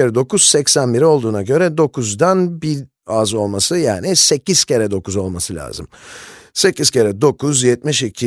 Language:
Turkish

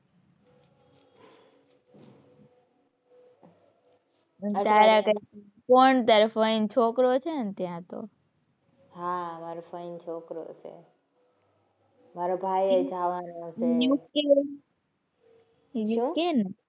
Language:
Gujarati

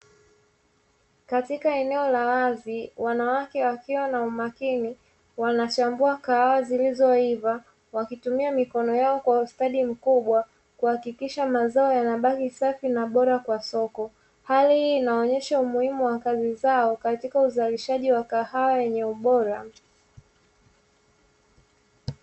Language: Swahili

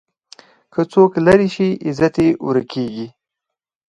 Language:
Pashto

